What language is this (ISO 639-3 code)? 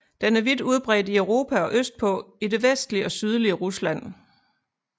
dan